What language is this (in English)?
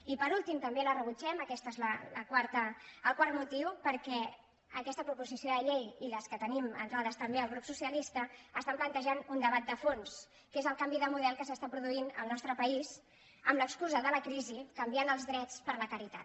Catalan